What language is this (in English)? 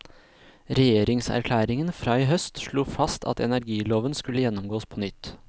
Norwegian